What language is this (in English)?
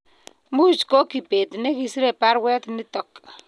Kalenjin